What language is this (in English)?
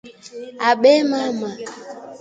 Swahili